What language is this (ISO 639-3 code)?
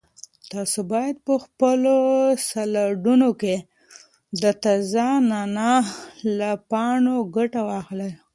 pus